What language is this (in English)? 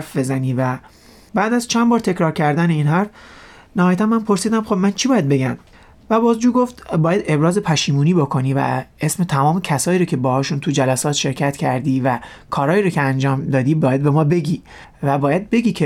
Persian